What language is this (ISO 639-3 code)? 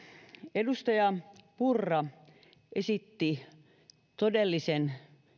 fin